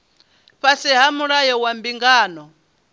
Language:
Venda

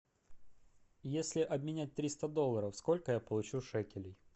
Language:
Russian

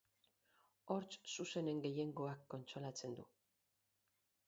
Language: Basque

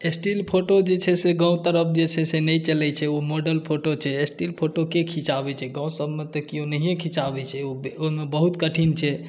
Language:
Maithili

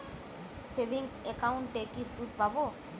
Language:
Bangla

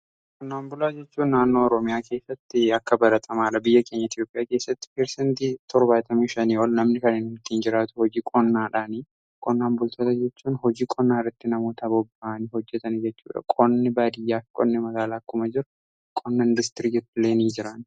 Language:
Oromo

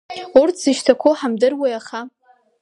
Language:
Abkhazian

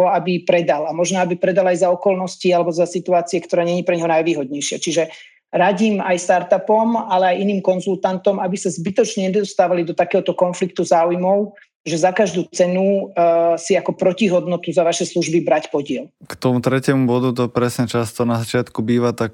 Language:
Slovak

